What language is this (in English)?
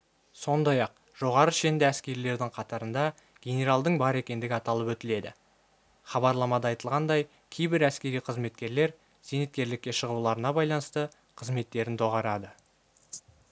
Kazakh